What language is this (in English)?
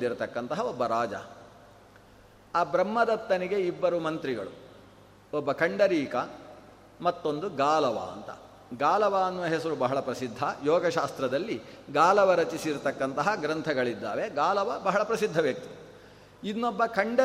Kannada